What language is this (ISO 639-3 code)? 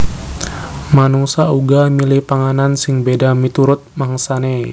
jav